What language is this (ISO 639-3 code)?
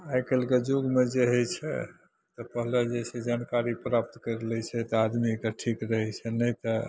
mai